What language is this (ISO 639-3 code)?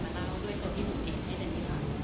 tha